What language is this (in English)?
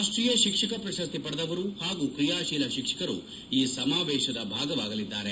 Kannada